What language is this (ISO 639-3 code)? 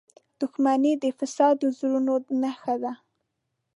pus